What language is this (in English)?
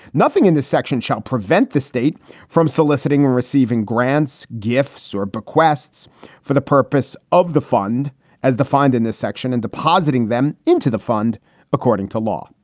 English